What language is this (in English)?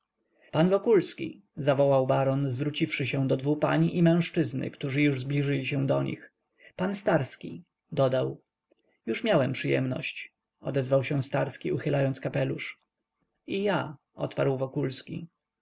Polish